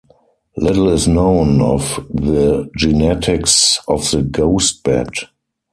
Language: English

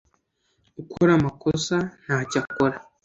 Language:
Kinyarwanda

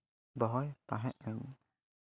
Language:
Santali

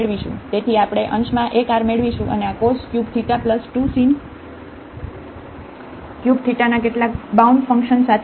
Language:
Gujarati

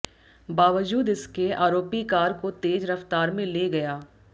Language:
Hindi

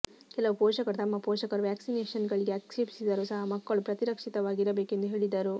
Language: Kannada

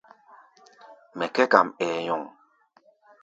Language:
Gbaya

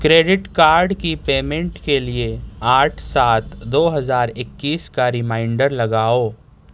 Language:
Urdu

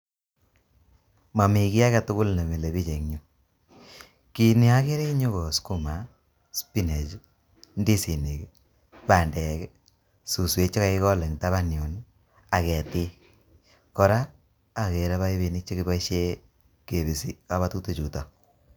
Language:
Kalenjin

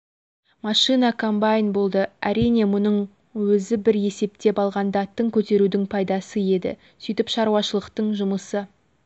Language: Kazakh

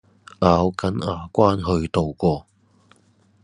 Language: Cantonese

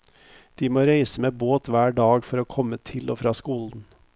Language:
Norwegian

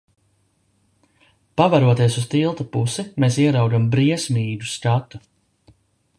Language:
Latvian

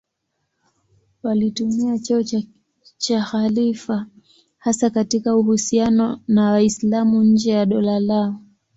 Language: Swahili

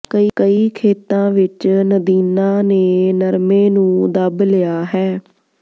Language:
Punjabi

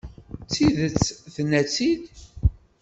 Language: Kabyle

